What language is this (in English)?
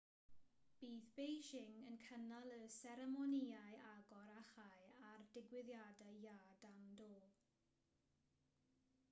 Welsh